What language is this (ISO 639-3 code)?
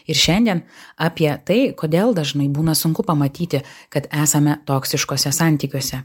lit